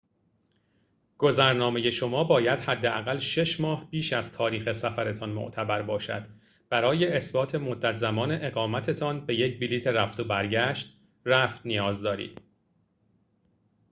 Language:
Persian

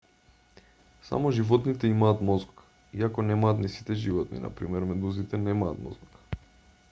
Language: Macedonian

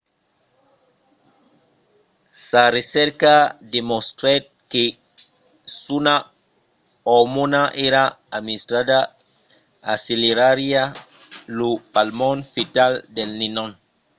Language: Occitan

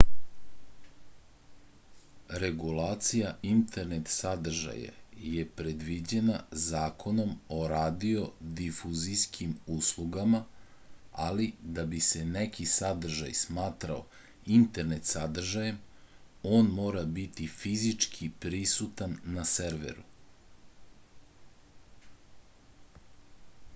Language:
Serbian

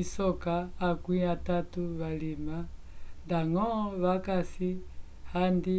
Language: Umbundu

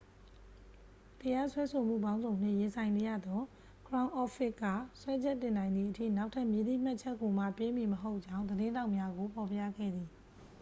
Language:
Burmese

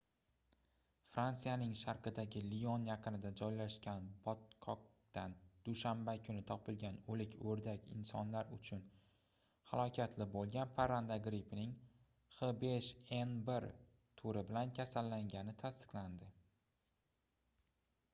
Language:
Uzbek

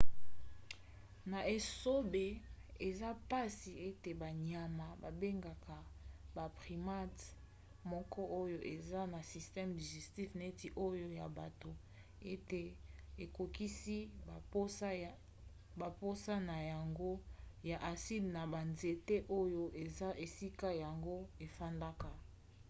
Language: Lingala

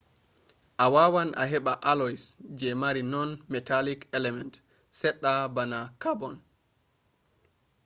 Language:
Fula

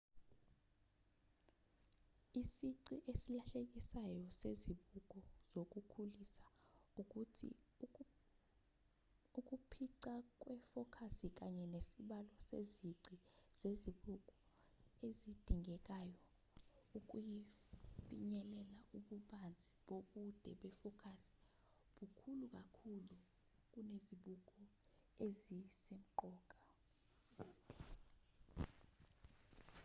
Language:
Zulu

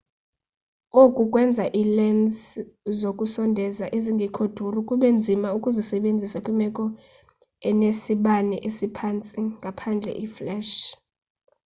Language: Xhosa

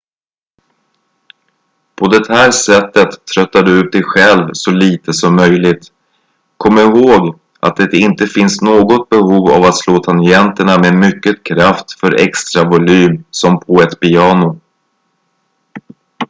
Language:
Swedish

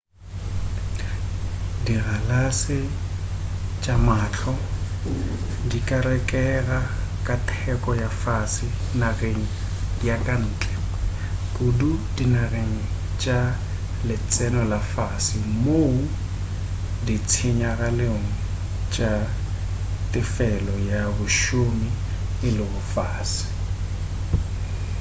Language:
Northern Sotho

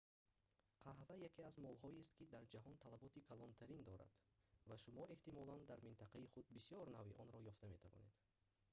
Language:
Tajik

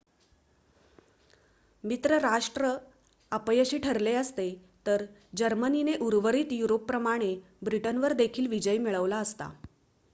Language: Marathi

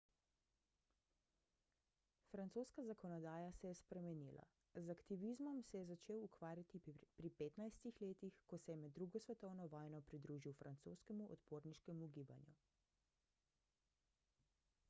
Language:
Slovenian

